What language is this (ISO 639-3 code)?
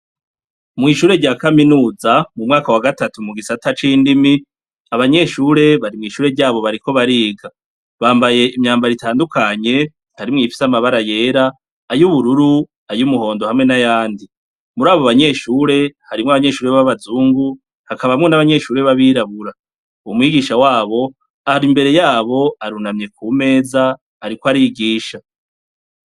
run